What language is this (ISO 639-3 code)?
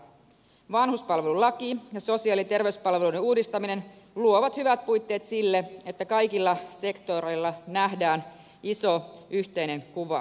fin